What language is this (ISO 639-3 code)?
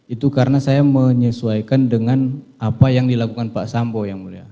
ind